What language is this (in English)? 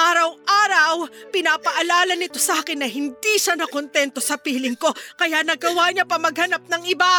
Filipino